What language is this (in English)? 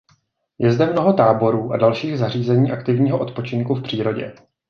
Czech